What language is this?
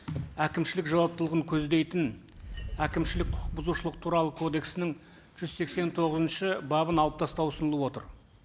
Kazakh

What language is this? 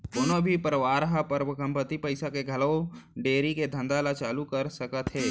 Chhattisgarhi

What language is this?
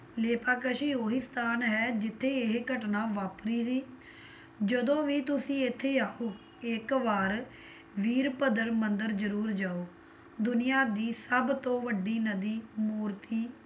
Punjabi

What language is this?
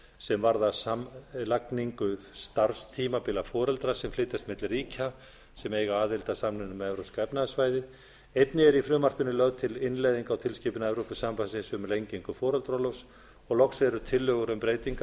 Icelandic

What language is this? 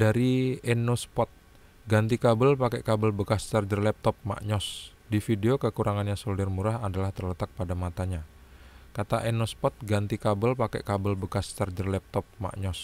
Indonesian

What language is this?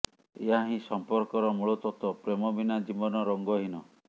Odia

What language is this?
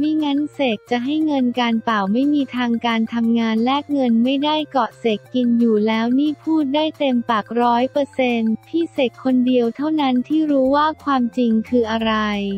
Thai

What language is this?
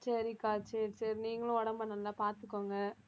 Tamil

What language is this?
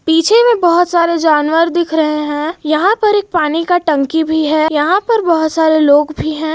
Hindi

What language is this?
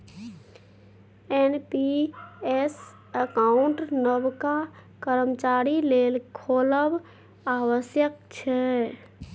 Maithili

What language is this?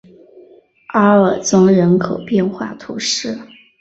Chinese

